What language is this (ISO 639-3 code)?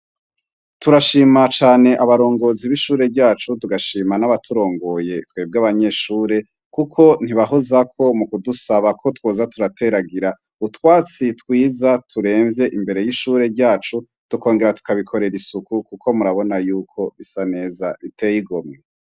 run